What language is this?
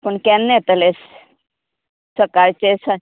Konkani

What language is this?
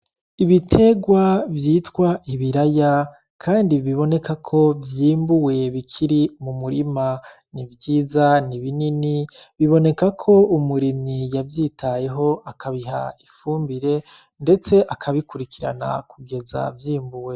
Rundi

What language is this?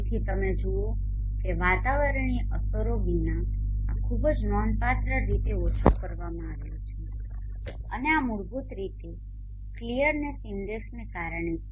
Gujarati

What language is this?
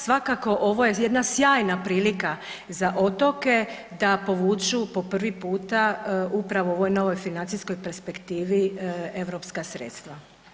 Croatian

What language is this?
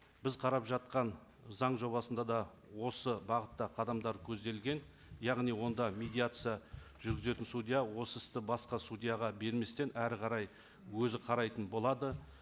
Kazakh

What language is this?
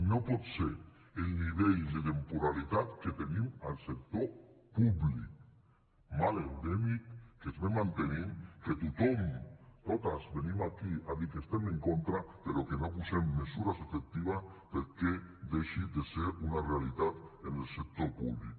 Catalan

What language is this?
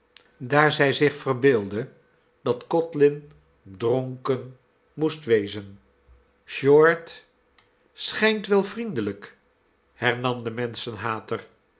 Dutch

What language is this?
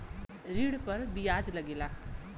Bhojpuri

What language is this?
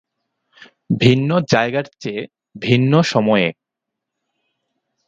Bangla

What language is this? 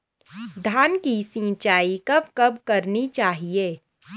Hindi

